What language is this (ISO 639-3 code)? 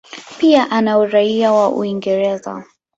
swa